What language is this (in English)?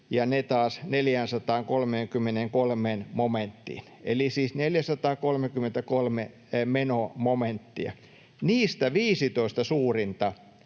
Finnish